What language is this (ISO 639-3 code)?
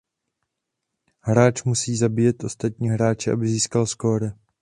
ces